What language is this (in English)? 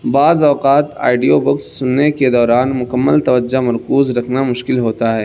Urdu